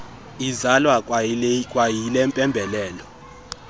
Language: Xhosa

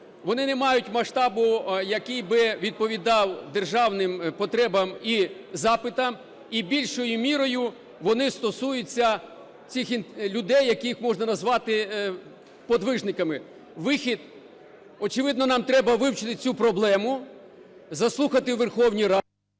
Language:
Ukrainian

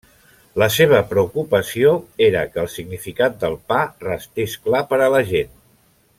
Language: Catalan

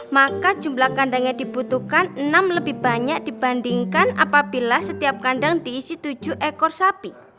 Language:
Indonesian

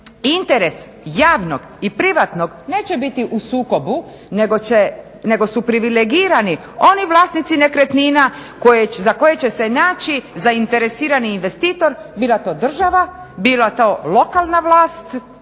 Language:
Croatian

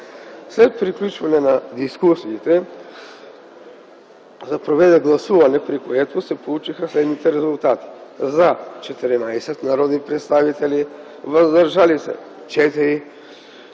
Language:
Bulgarian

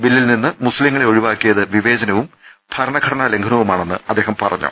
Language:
Malayalam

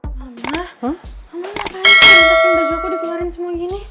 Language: Indonesian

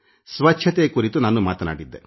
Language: Kannada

